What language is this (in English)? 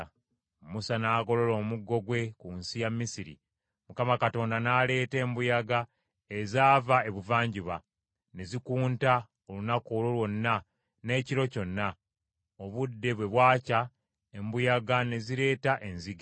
Ganda